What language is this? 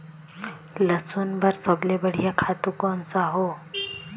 Chhattisgarhi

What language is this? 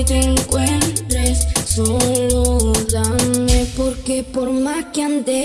Indonesian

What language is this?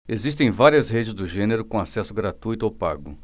Portuguese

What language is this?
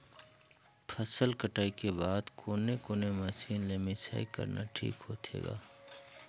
Chhattisgarhi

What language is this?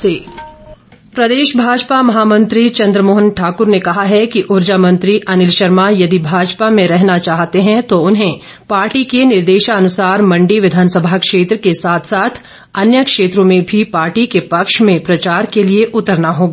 Hindi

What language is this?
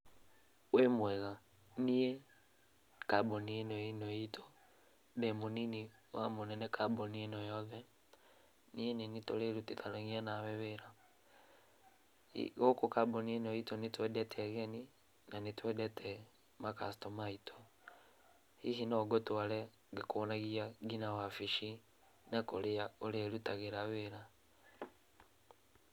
Kikuyu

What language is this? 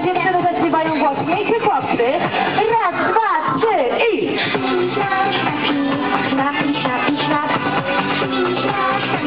Polish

